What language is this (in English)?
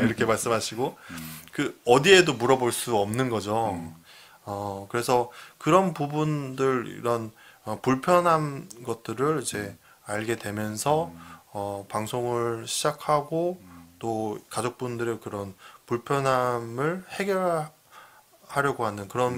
Korean